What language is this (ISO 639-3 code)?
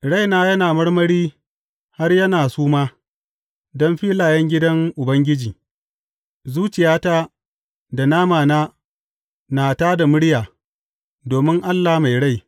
hau